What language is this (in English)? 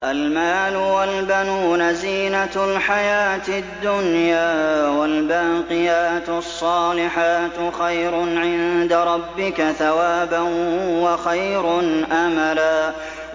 Arabic